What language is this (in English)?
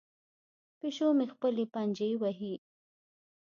Pashto